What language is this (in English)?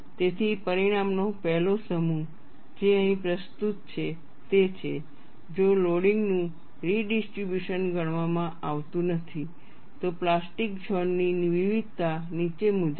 Gujarati